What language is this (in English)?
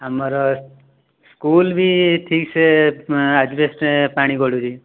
Odia